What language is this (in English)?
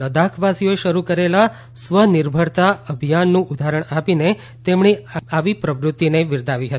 Gujarati